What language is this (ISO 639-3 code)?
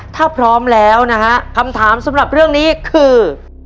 tha